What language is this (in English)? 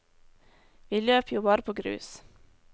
Norwegian